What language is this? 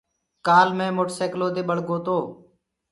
Gurgula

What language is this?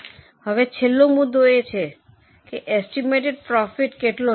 Gujarati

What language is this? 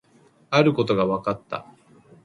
Japanese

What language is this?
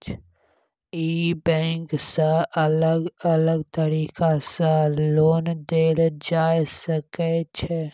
Maithili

